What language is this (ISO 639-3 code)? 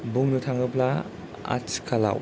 brx